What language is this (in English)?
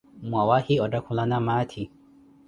Koti